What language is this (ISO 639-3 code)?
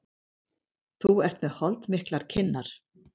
isl